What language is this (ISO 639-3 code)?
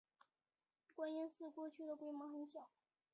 zho